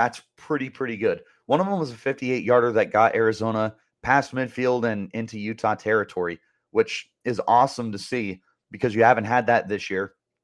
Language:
English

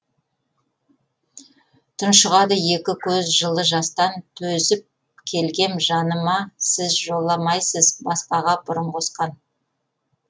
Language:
Kazakh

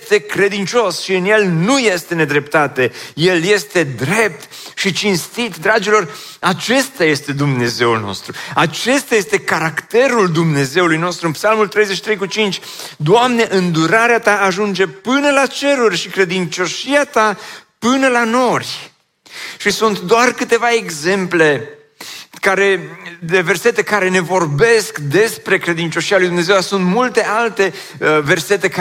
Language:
Romanian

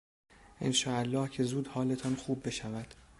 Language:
Persian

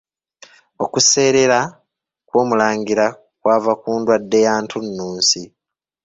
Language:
Ganda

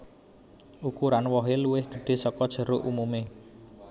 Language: Javanese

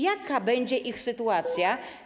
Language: Polish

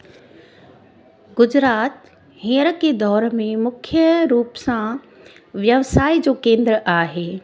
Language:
Sindhi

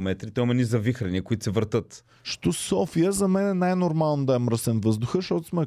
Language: Bulgarian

